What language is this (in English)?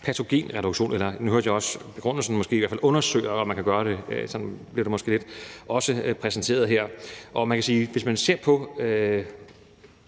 Danish